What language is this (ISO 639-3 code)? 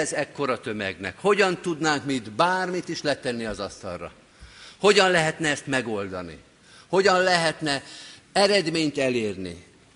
hun